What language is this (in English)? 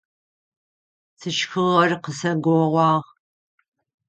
Adyghe